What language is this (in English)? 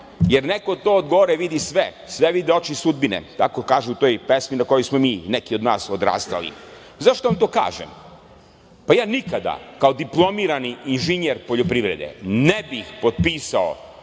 Serbian